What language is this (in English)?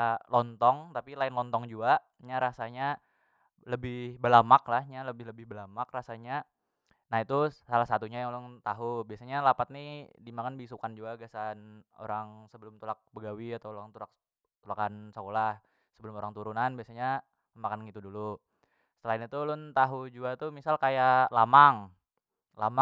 Banjar